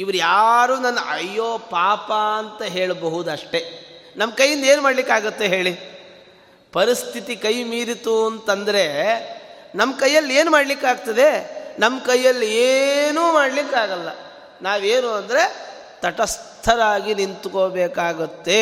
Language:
Kannada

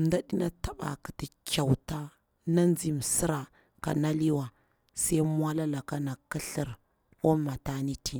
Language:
Bura-Pabir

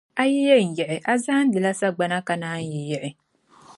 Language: Dagbani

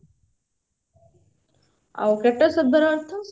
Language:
Odia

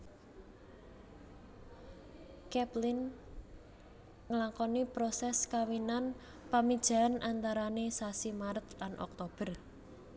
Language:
Javanese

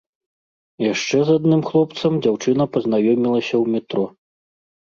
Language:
Belarusian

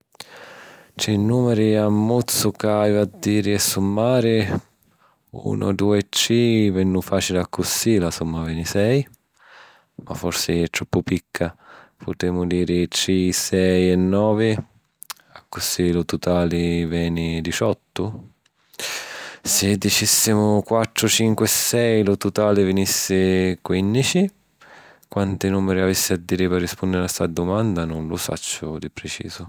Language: Sicilian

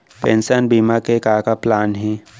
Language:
Chhattisgarhi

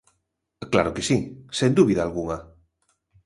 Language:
Galician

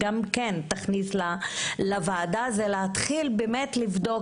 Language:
Hebrew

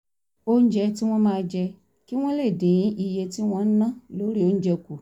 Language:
Yoruba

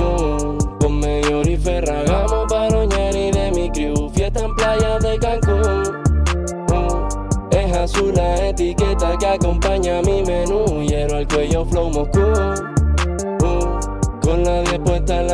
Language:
Indonesian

